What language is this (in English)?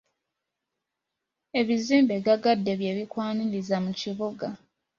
Ganda